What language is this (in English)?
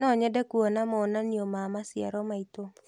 Kikuyu